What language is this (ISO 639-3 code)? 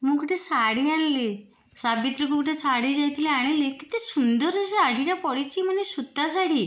ori